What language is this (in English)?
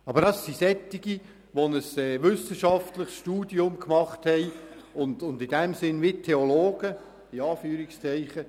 Swiss German